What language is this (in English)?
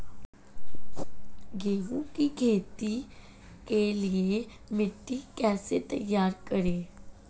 Hindi